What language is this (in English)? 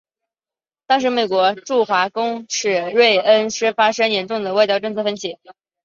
Chinese